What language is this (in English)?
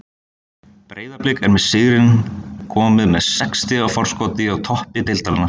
Icelandic